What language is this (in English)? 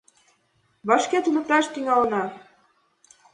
Mari